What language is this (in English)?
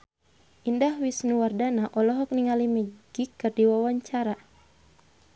Sundanese